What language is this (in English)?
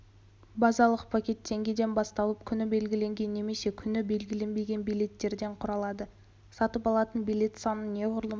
Kazakh